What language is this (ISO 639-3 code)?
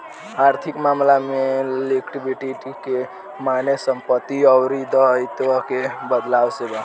bho